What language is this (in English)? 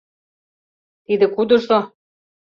Mari